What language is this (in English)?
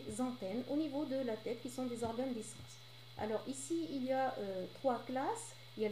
French